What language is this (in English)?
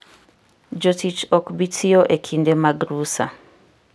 Luo (Kenya and Tanzania)